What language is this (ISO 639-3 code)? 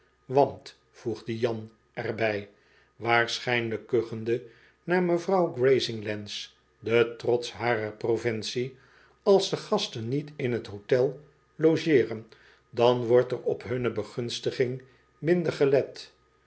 nld